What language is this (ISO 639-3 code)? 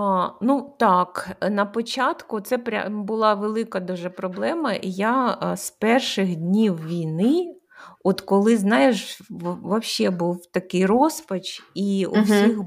ukr